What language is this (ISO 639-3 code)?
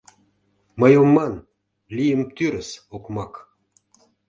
chm